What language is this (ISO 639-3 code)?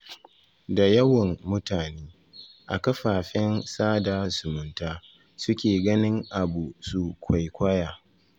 hau